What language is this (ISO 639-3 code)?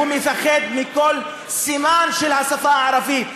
heb